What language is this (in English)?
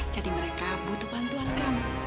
Indonesian